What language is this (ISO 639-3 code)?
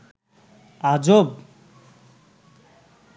ben